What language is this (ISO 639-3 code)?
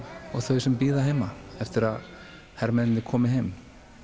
isl